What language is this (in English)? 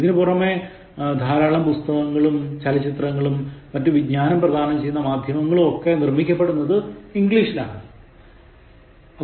Malayalam